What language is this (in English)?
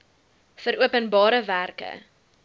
Afrikaans